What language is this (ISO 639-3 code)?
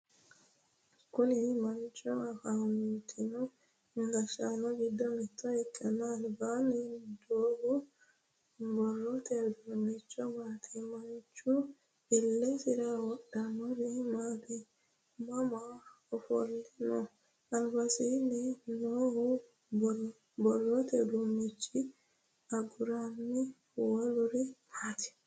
sid